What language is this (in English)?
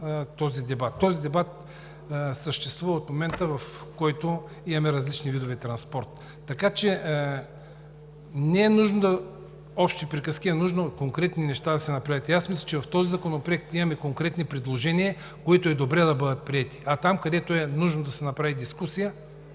Bulgarian